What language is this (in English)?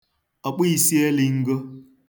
Igbo